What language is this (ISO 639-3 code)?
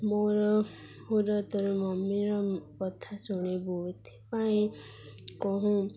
ori